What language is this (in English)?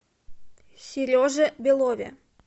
Russian